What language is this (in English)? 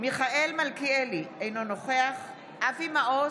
Hebrew